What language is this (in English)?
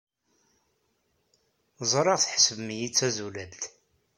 Kabyle